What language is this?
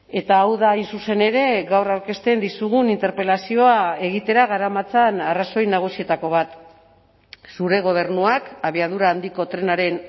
Basque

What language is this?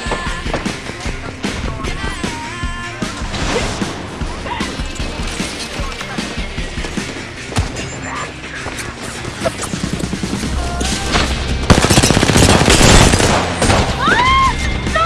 Japanese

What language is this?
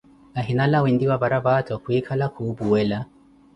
Koti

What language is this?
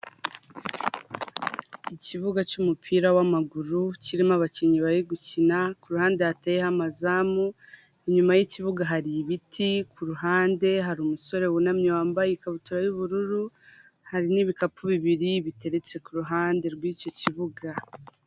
Kinyarwanda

